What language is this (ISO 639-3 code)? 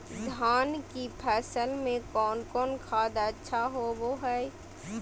mag